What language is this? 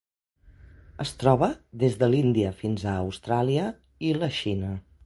Catalan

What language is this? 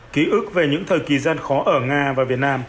Vietnamese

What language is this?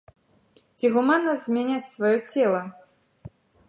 Belarusian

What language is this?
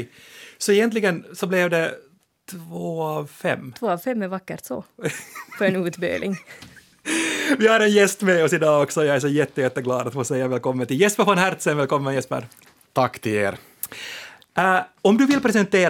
Swedish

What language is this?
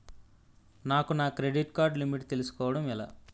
Telugu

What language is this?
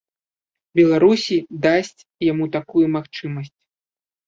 Belarusian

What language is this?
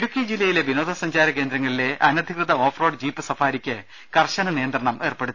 Malayalam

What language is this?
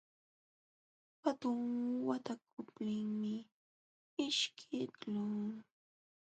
Jauja Wanca Quechua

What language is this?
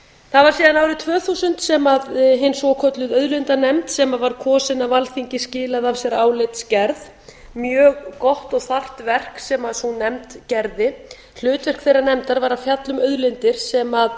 Icelandic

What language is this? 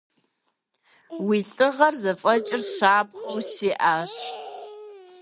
Kabardian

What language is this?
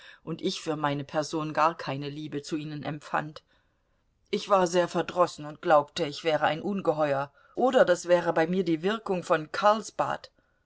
German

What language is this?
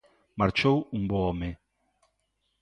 Galician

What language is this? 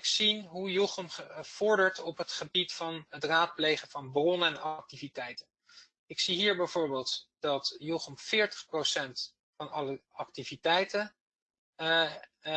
Dutch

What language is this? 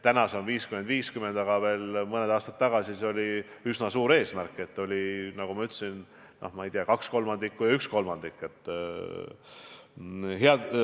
Estonian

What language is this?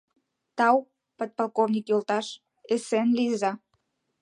Mari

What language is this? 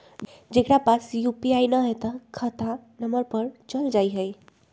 Magahi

